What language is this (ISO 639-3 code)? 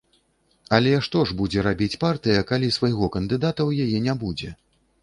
bel